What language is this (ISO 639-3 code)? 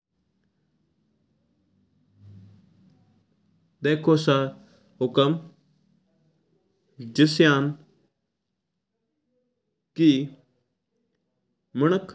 mtr